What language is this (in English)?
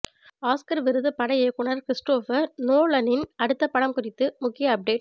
Tamil